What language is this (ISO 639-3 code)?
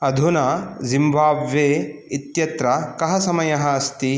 san